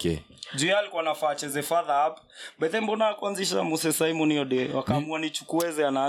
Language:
Swahili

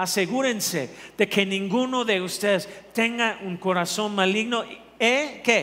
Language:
Spanish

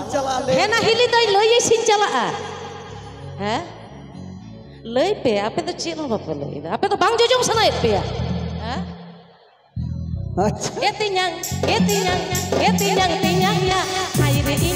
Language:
Indonesian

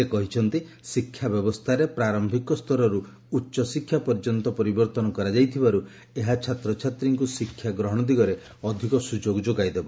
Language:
Odia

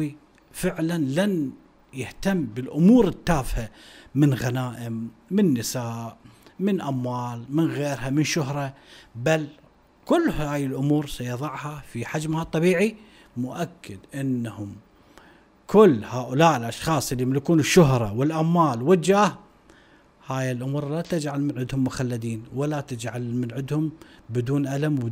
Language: Arabic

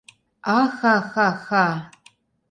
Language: Mari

